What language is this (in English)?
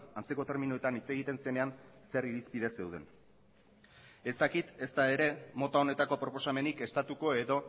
Basque